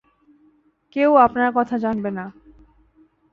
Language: Bangla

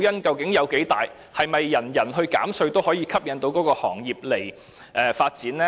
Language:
Cantonese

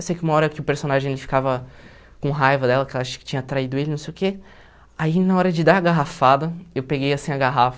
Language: Portuguese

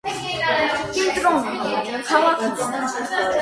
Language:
Armenian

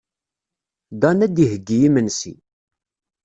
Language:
Kabyle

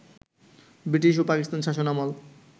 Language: Bangla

